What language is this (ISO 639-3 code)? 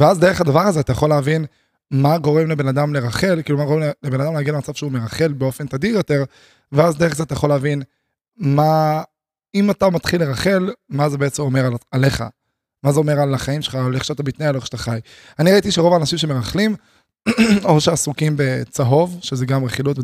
heb